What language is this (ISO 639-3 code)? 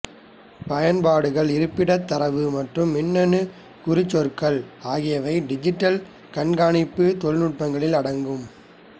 tam